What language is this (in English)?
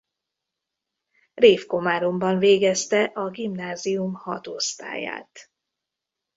Hungarian